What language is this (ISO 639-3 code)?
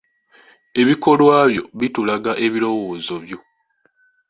lug